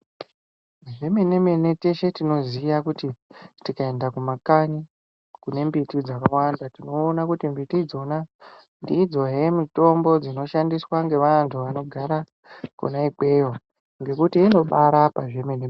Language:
Ndau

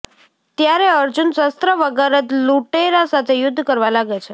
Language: Gujarati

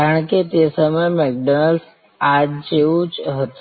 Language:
Gujarati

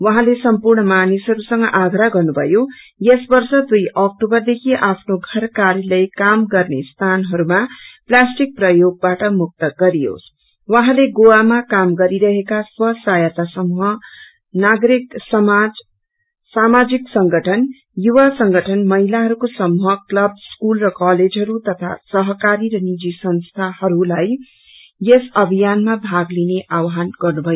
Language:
Nepali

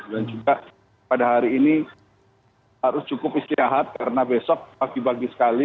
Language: Indonesian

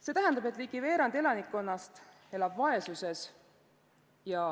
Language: Estonian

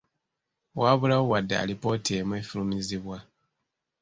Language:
Ganda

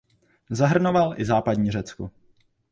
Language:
Czech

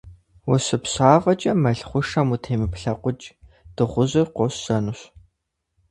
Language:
Kabardian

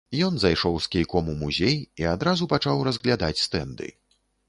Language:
Belarusian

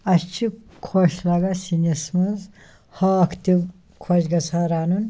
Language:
Kashmiri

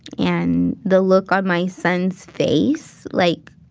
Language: English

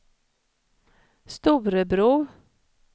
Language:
Swedish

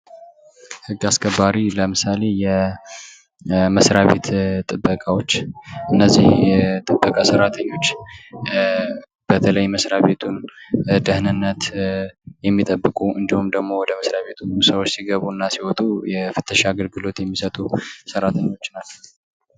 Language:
Amharic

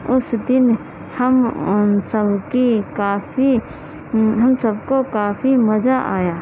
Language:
Urdu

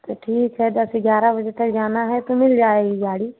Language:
Hindi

